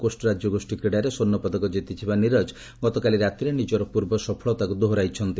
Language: Odia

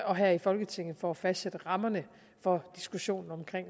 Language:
Danish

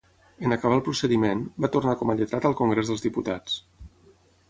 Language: Catalan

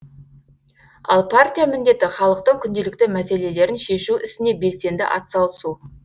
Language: Kazakh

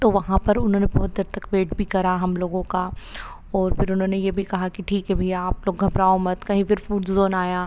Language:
Hindi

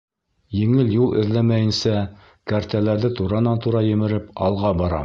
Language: Bashkir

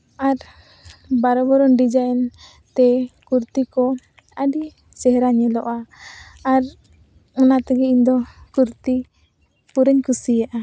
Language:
Santali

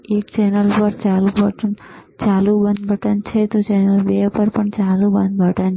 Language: Gujarati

